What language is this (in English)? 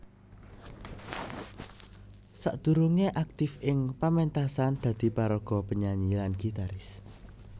Javanese